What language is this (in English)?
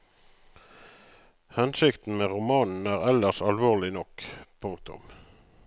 Norwegian